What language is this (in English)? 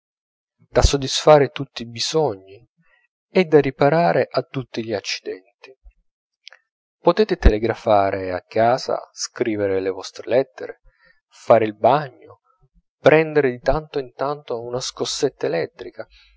Italian